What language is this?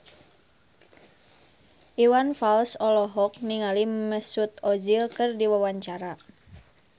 Sundanese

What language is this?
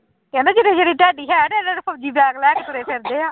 Punjabi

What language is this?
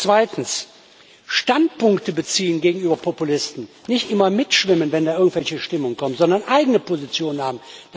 German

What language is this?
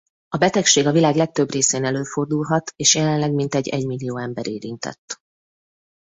Hungarian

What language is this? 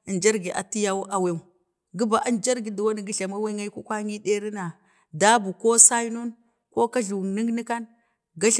Bade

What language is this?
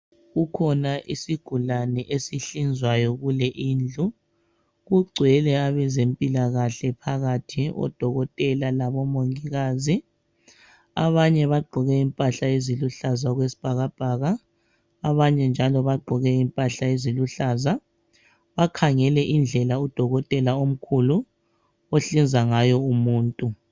North Ndebele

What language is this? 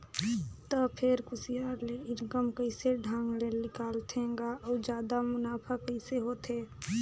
Chhattisgarhi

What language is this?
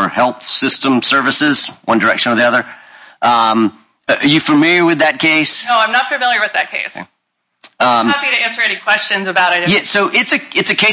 English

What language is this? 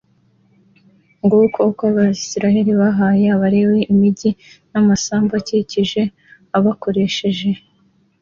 Kinyarwanda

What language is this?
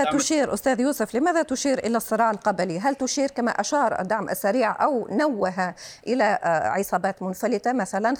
Arabic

